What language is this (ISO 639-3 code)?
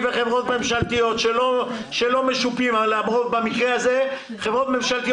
heb